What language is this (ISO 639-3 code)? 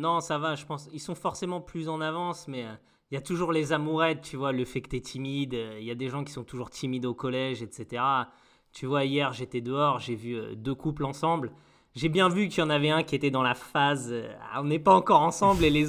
fra